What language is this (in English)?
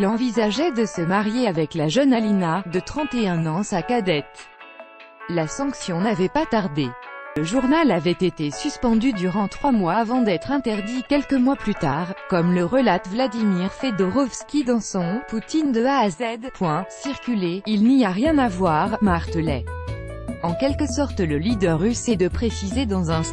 French